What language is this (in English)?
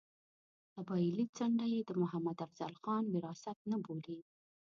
Pashto